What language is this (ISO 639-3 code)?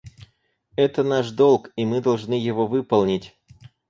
rus